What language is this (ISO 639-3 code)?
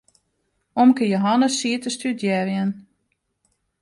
fry